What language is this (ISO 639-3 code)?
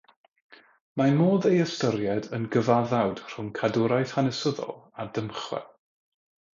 cym